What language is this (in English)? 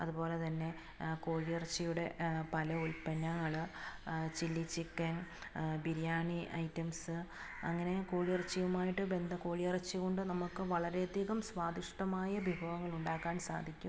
Malayalam